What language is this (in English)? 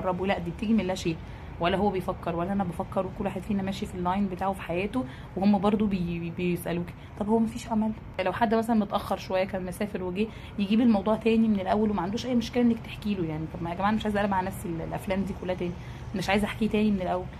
Arabic